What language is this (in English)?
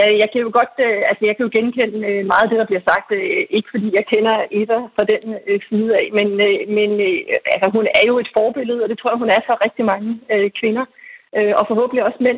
Danish